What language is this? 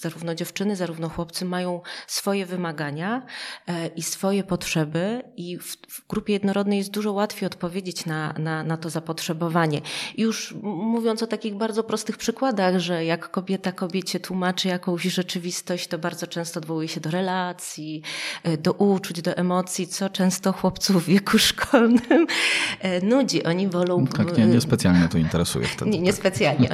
Polish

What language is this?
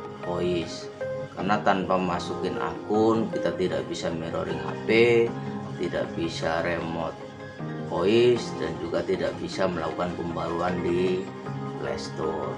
Indonesian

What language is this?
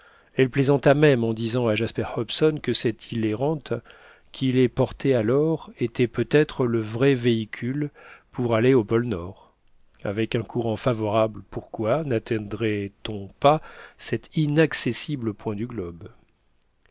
French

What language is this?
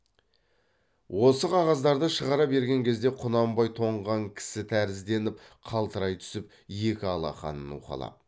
Kazakh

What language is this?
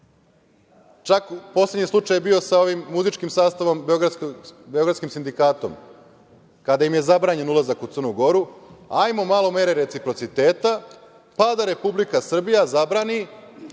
Serbian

